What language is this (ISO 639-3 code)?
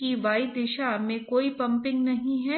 hin